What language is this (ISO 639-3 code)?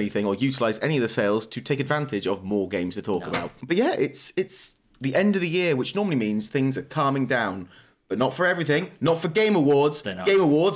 eng